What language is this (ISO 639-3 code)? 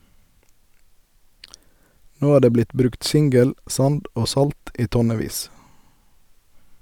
nor